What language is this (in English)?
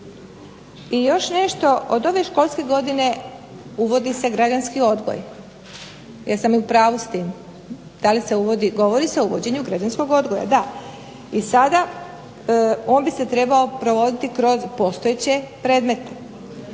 Croatian